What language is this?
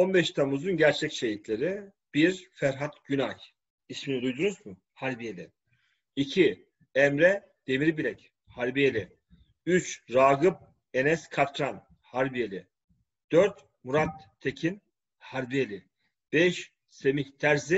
Turkish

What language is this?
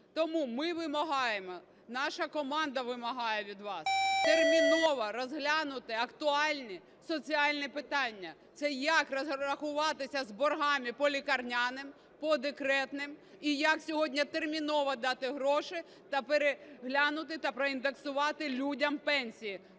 Ukrainian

